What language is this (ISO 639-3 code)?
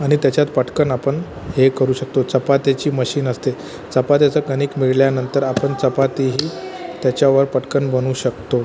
mar